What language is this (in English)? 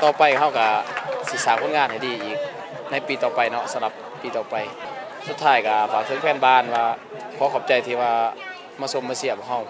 Thai